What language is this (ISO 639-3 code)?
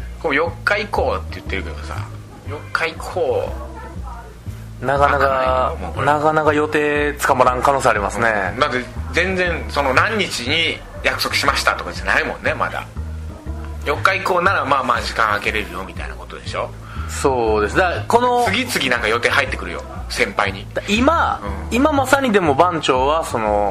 jpn